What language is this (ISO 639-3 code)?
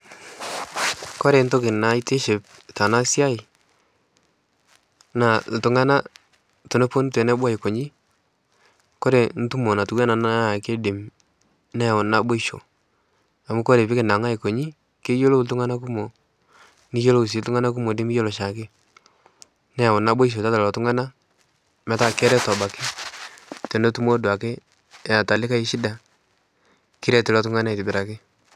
mas